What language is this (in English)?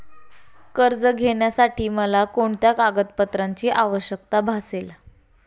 Marathi